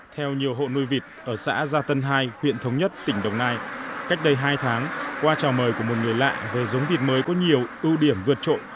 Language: Vietnamese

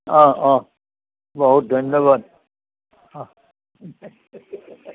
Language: Assamese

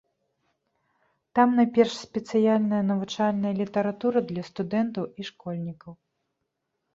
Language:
Belarusian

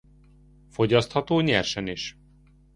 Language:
Hungarian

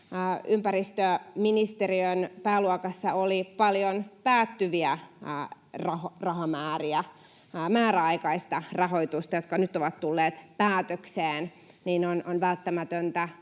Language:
Finnish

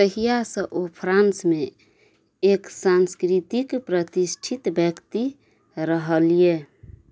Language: Maithili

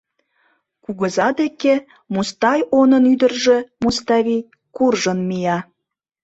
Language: Mari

